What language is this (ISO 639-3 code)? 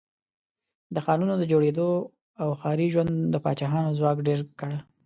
pus